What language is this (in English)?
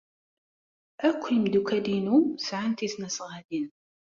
Kabyle